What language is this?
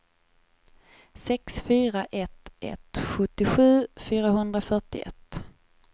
Swedish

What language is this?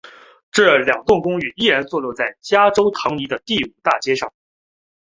Chinese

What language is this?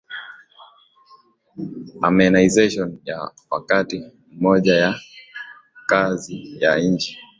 Swahili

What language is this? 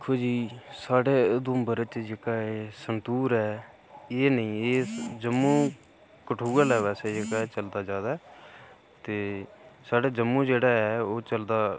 Dogri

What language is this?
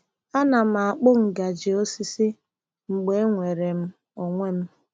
Igbo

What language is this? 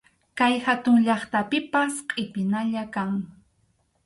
Arequipa-La Unión Quechua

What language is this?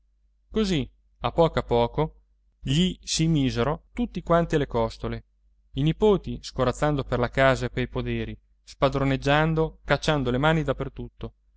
Italian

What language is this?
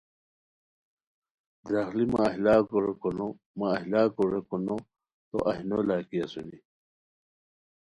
Khowar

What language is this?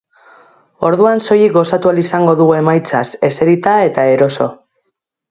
Basque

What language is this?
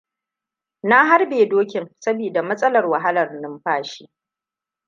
Hausa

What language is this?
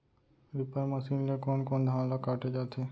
Chhattisgarhi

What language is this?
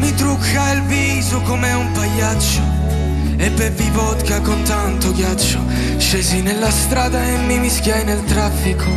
Italian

